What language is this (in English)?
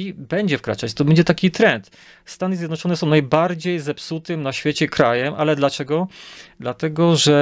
Polish